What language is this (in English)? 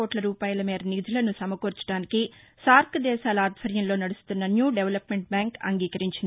Telugu